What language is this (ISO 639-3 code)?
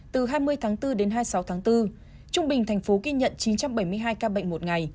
vie